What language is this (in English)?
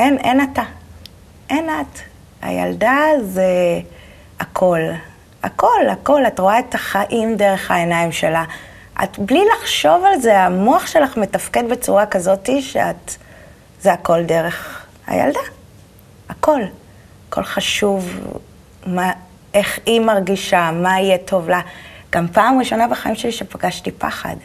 Hebrew